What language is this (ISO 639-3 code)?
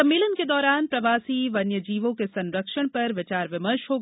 hin